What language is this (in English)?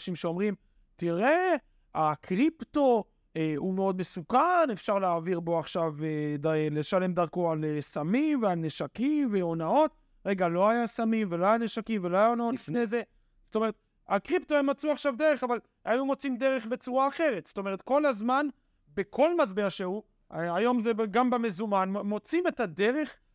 Hebrew